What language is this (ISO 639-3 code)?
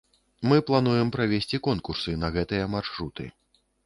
bel